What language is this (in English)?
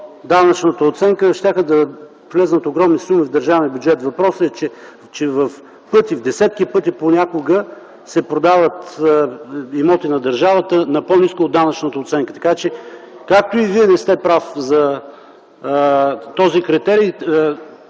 Bulgarian